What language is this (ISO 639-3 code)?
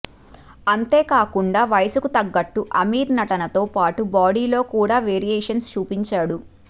tel